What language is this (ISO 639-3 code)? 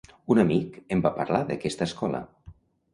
cat